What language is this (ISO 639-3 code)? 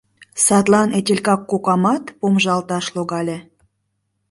chm